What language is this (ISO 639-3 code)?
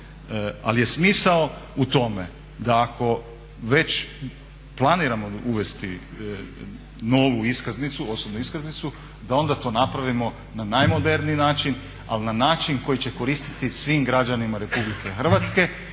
hrv